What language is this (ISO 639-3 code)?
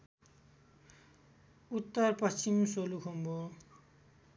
nep